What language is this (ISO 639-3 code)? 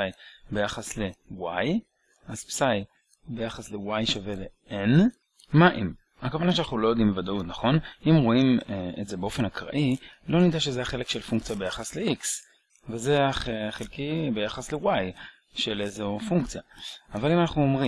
heb